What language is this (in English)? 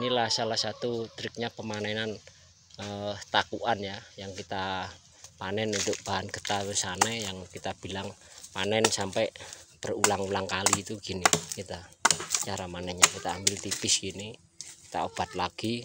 Indonesian